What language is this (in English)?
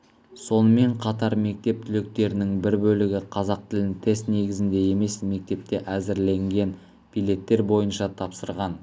Kazakh